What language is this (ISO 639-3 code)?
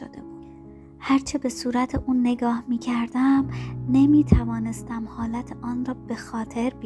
fas